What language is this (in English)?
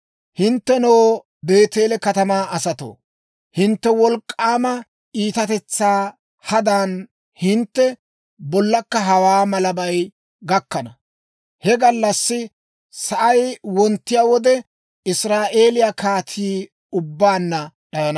Dawro